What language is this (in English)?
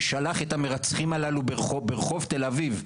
Hebrew